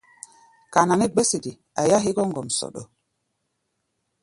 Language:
Gbaya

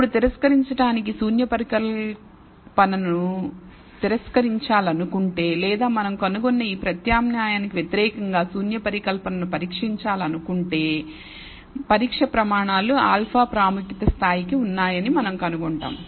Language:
Telugu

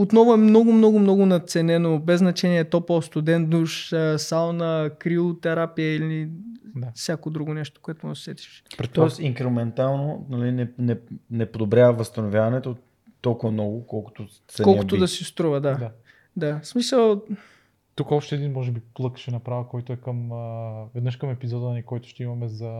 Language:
Bulgarian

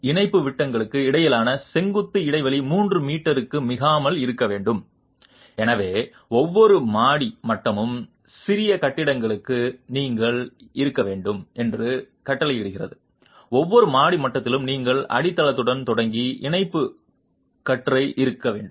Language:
Tamil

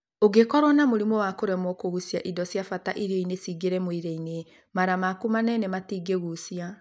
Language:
Kikuyu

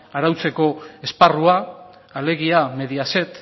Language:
Basque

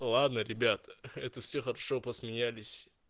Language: Russian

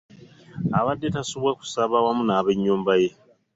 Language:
Ganda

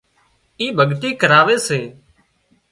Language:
Wadiyara Koli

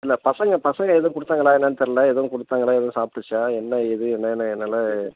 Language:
Tamil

